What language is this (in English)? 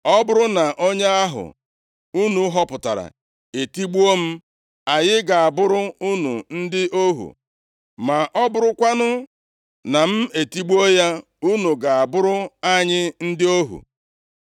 Igbo